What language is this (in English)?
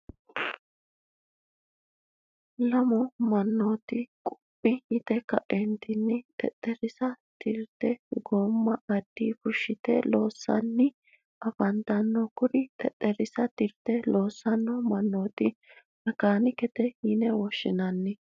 Sidamo